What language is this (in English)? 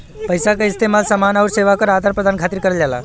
Bhojpuri